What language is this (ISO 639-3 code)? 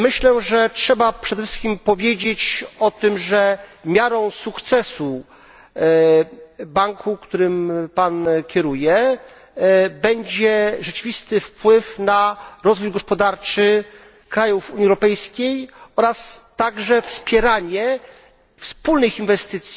pol